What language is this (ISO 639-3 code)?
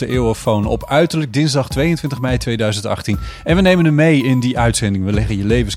nld